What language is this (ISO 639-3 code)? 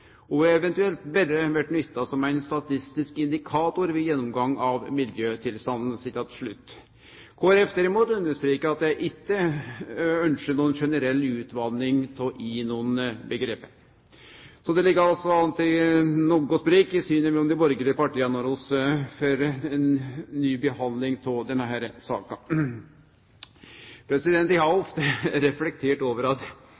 nno